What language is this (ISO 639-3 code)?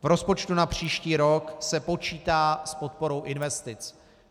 ces